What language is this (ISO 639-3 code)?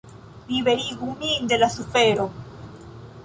epo